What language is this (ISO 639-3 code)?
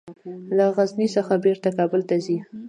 pus